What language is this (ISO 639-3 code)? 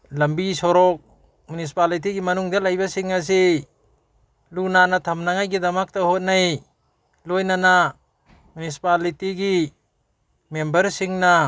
mni